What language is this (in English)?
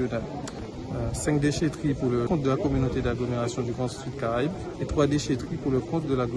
French